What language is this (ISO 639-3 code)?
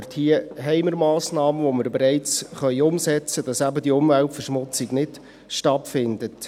gsw